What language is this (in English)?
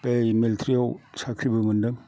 Bodo